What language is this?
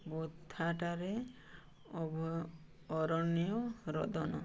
Odia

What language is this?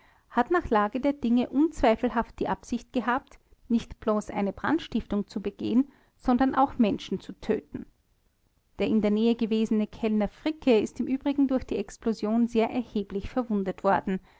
German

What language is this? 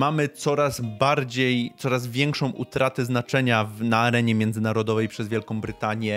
Polish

